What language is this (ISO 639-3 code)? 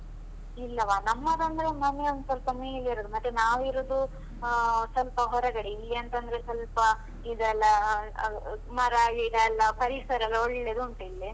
kan